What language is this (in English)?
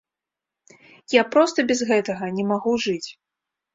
Belarusian